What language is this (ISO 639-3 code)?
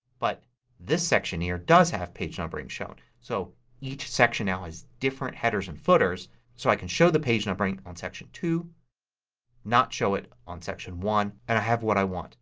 eng